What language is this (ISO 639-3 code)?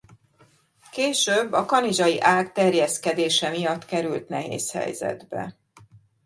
hun